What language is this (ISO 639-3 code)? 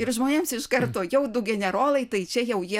lit